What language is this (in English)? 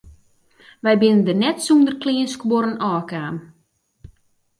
Western Frisian